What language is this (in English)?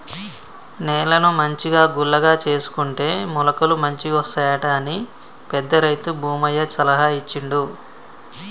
Telugu